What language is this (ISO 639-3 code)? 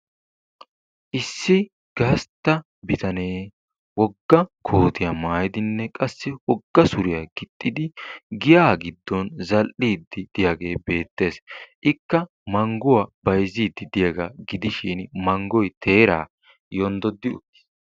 wal